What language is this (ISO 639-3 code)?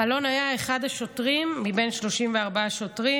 heb